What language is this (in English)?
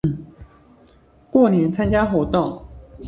Chinese